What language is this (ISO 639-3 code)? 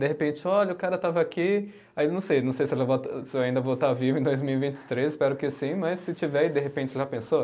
por